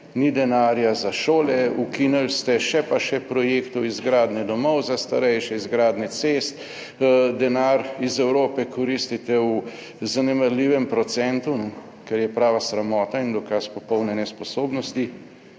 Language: Slovenian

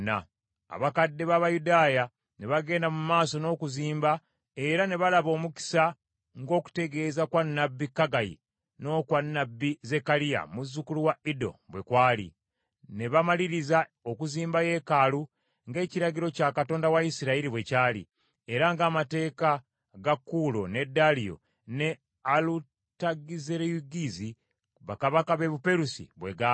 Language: Ganda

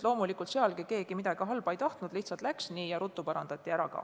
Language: Estonian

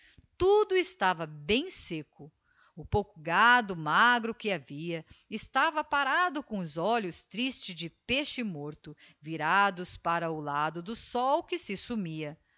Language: Portuguese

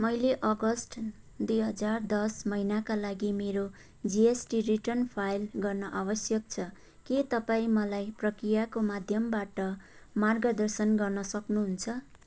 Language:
Nepali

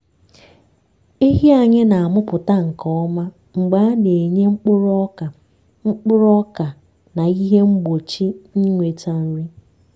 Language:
Igbo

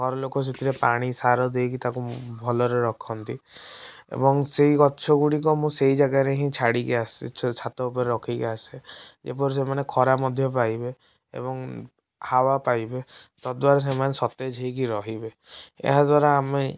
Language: Odia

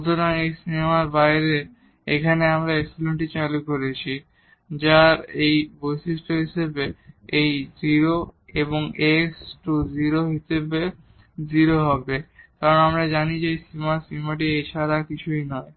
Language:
Bangla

